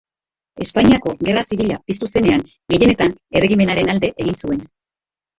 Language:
Basque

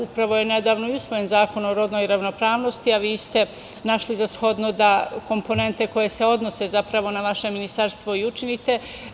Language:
Serbian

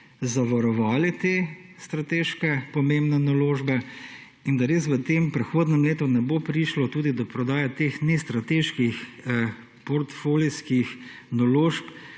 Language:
Slovenian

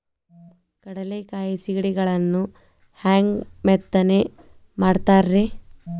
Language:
Kannada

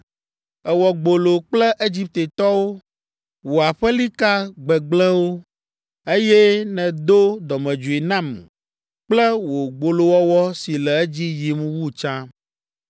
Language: Ewe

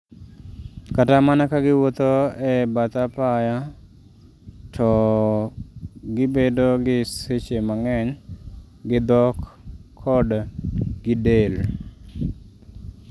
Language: Luo (Kenya and Tanzania)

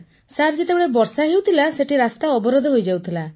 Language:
Odia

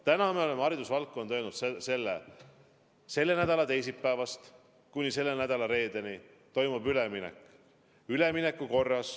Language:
Estonian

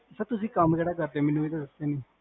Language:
Punjabi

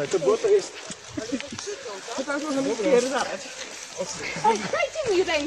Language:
Polish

